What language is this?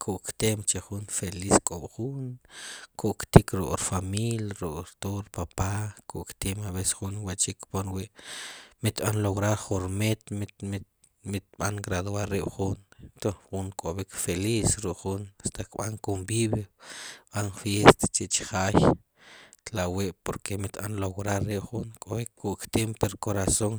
Sipacapense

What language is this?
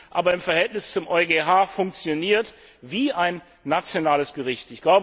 German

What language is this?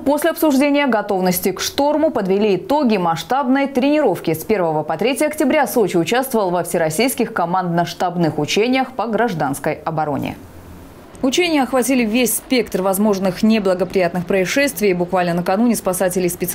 Russian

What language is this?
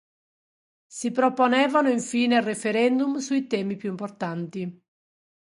Italian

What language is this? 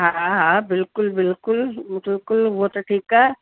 Sindhi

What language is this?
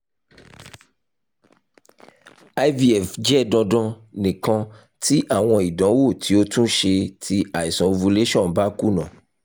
Yoruba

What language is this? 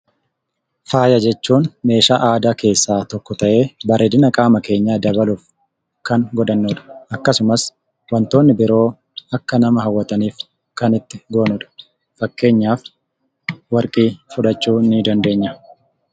Oromo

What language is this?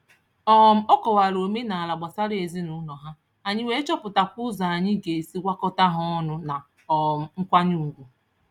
Igbo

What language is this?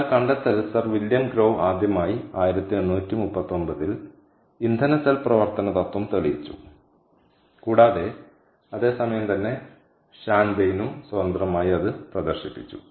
Malayalam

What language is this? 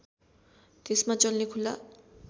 Nepali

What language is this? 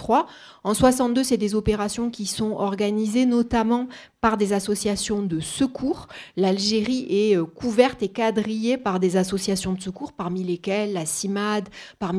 French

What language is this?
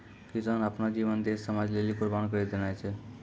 Maithili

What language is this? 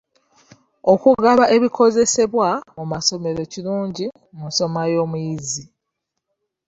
Ganda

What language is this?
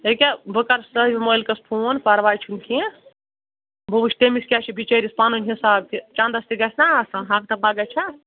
Kashmiri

